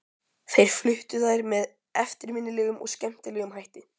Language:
Icelandic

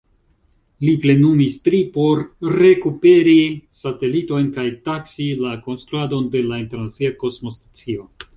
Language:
Esperanto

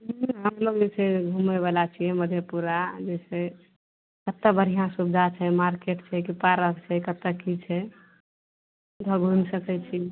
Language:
Maithili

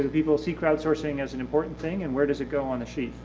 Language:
English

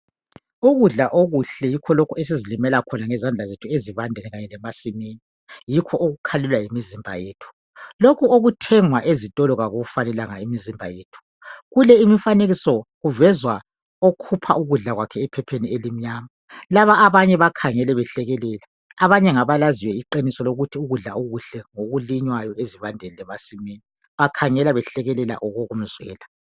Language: North Ndebele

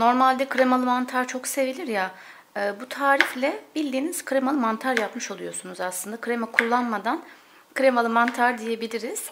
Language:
Turkish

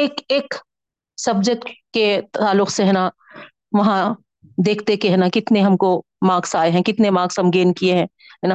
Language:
Urdu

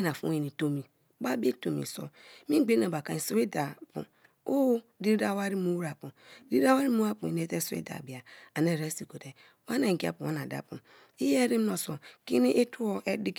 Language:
Kalabari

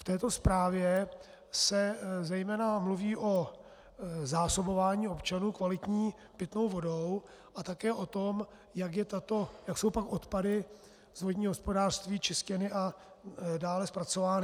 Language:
Czech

